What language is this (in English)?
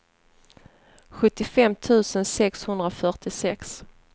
Swedish